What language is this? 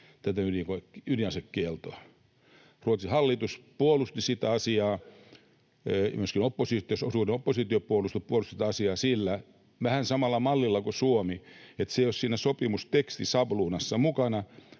Finnish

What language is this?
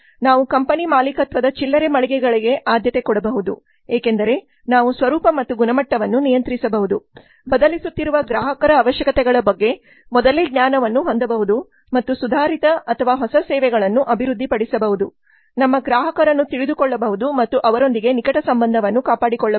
Kannada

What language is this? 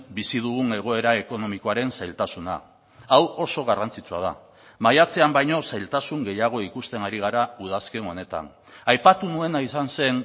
Basque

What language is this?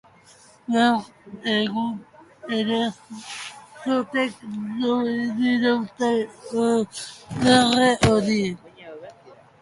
Basque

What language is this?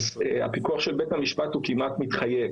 Hebrew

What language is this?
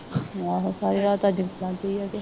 Punjabi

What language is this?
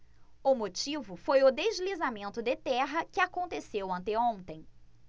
Portuguese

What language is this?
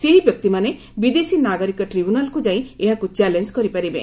Odia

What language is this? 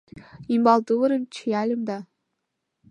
Mari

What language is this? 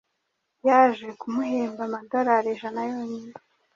Kinyarwanda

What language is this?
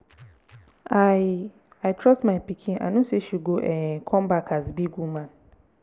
Nigerian Pidgin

